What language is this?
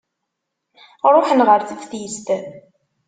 Kabyle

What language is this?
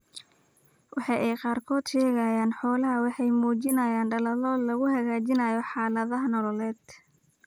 Somali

